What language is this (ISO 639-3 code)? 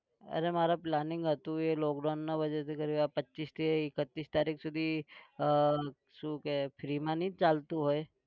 guj